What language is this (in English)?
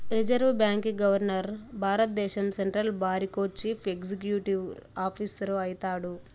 Telugu